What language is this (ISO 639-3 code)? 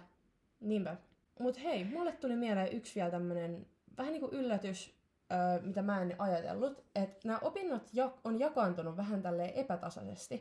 fin